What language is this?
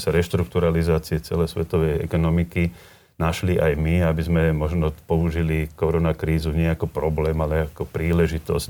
Slovak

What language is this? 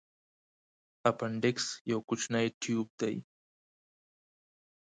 Pashto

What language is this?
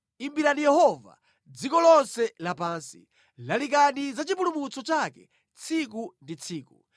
Nyanja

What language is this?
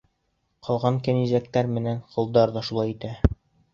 Bashkir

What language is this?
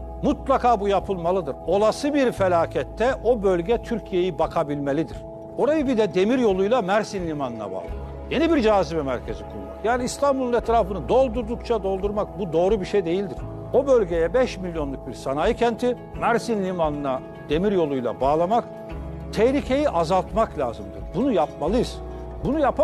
Turkish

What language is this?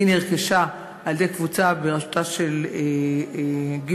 Hebrew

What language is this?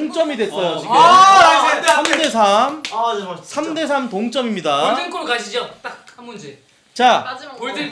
Korean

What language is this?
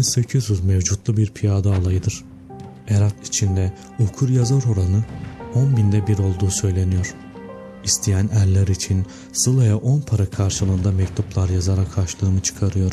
Turkish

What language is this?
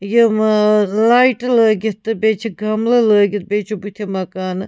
Kashmiri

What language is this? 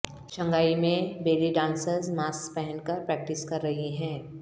Urdu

